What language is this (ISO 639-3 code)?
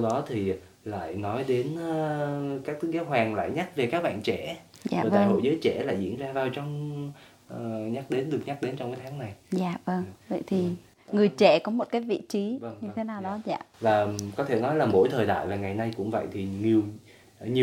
vie